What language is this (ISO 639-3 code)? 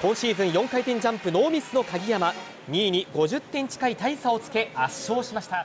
jpn